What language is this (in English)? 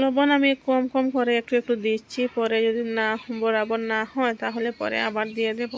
Romanian